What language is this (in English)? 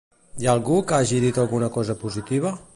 Catalan